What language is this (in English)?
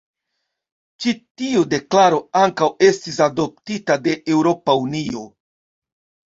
Esperanto